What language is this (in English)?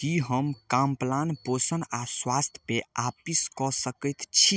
Maithili